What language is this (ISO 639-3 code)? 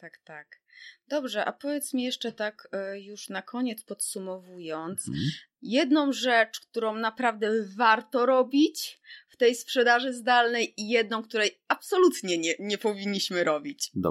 pol